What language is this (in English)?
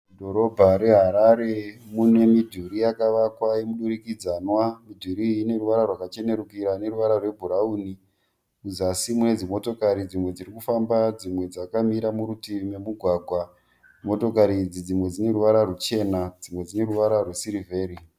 Shona